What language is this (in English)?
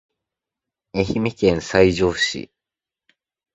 Japanese